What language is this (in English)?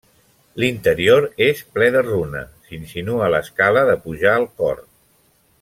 Catalan